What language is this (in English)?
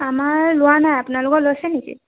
Assamese